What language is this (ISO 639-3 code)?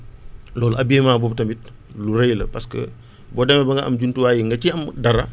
wol